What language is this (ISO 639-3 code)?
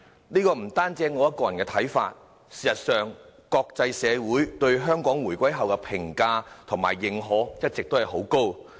yue